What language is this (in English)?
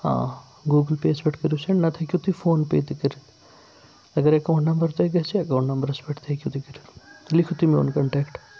Kashmiri